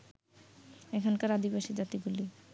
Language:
Bangla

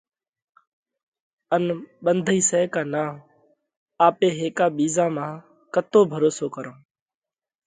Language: Parkari Koli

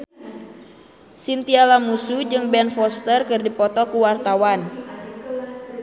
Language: Sundanese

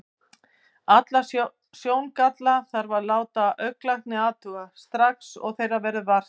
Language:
Icelandic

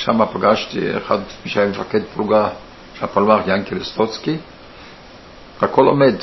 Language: Hebrew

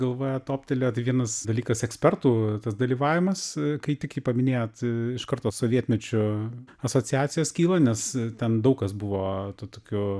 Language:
Lithuanian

